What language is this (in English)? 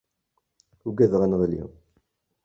Kabyle